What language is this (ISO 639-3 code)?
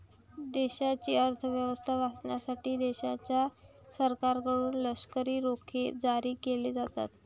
mar